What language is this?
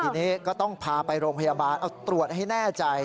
Thai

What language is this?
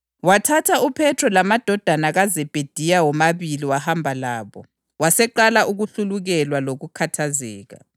North Ndebele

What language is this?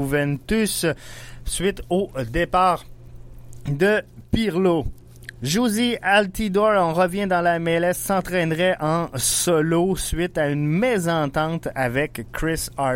French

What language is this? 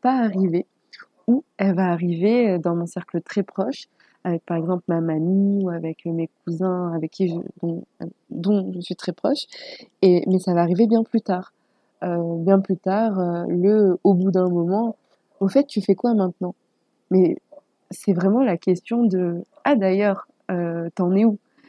French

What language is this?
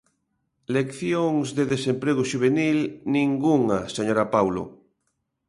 Galician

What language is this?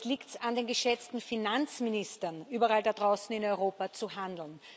German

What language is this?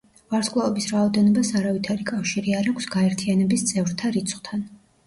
Georgian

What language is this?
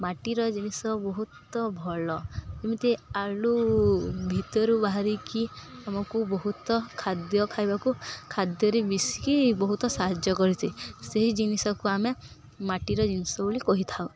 Odia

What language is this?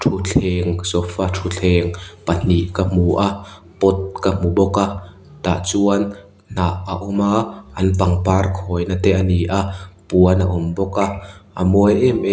Mizo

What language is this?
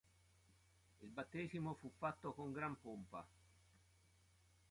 Italian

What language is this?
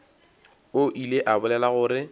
Northern Sotho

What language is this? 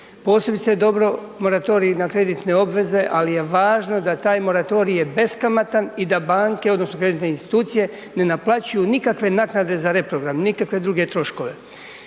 Croatian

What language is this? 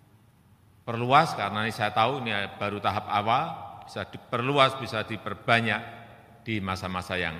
Indonesian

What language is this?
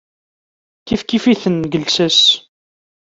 Kabyle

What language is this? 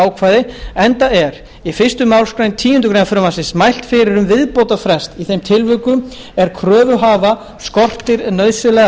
Icelandic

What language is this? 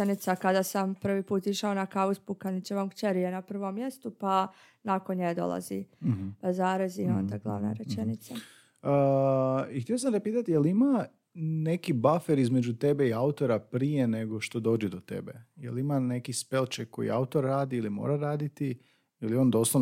Croatian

